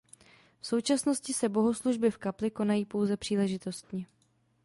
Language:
Czech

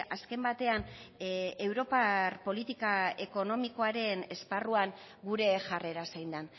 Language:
Basque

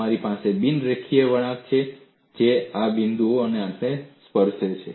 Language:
Gujarati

